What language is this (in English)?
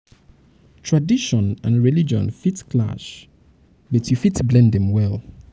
Nigerian Pidgin